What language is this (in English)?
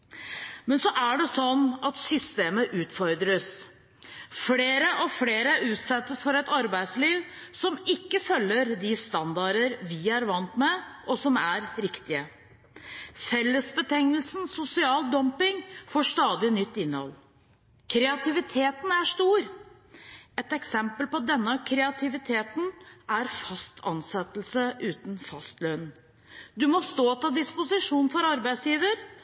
Norwegian Bokmål